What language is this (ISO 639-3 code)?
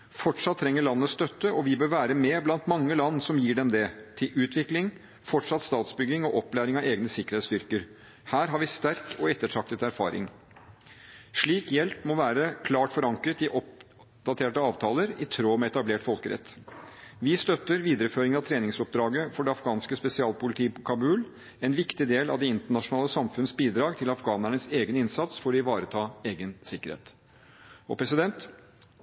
nob